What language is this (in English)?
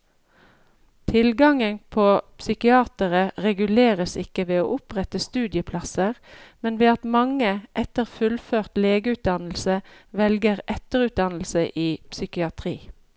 Norwegian